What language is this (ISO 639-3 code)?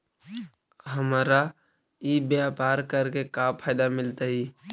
mag